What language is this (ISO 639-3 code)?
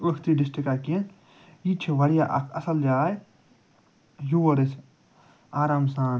kas